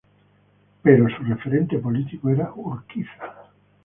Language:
Spanish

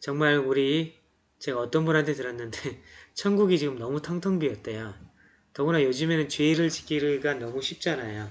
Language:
Korean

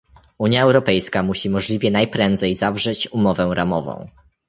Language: Polish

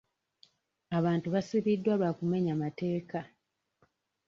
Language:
Ganda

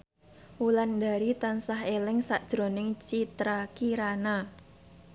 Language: Javanese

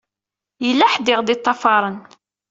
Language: Kabyle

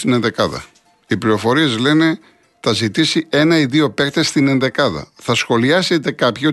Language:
Greek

